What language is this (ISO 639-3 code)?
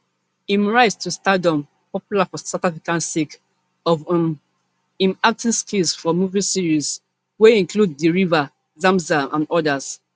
pcm